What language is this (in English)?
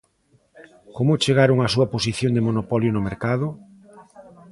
Galician